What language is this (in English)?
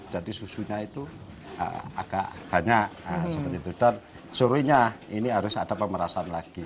Indonesian